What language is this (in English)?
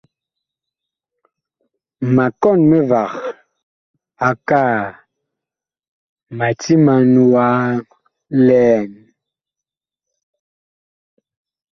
Bakoko